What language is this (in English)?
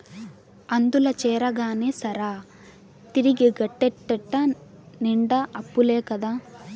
Telugu